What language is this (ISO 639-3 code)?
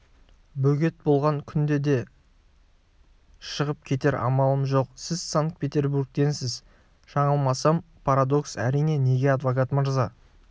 kaz